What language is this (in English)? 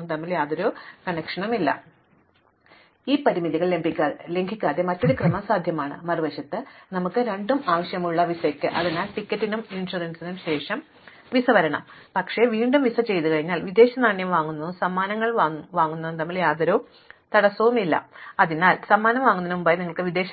Malayalam